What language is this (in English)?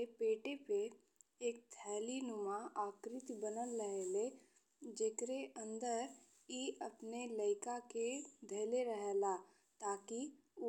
Bhojpuri